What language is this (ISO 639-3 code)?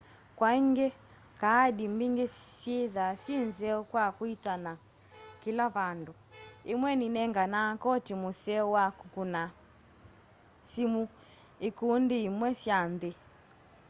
kam